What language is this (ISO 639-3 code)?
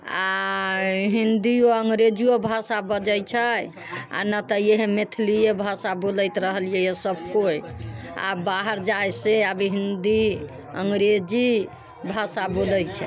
mai